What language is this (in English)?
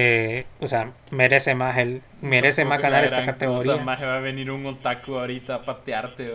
Spanish